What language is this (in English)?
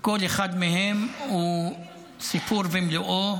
Hebrew